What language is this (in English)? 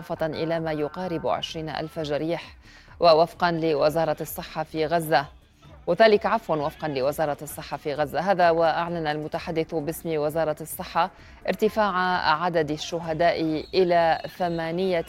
Arabic